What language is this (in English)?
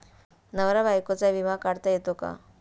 Marathi